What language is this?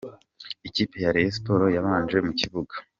Kinyarwanda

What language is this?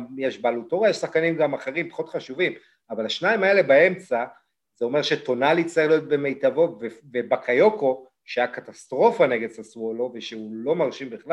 Hebrew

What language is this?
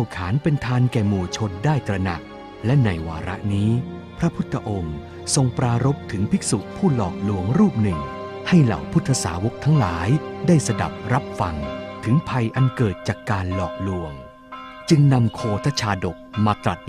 Thai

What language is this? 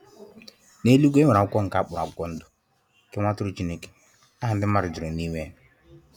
Igbo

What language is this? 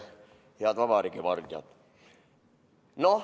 Estonian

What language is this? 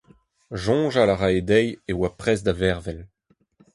Breton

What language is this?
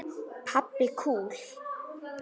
Icelandic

